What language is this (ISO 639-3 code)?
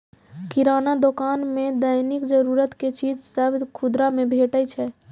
mai